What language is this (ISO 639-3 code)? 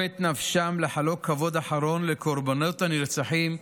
heb